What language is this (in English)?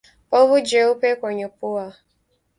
Swahili